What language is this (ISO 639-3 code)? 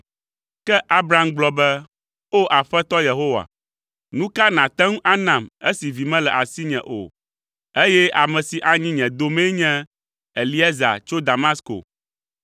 ewe